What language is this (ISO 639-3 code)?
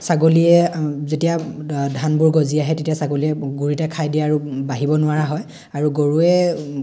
asm